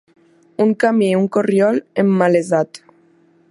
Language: Catalan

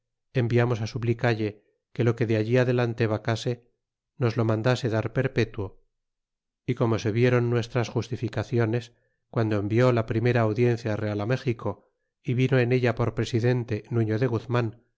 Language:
Spanish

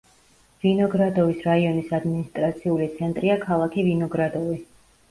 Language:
Georgian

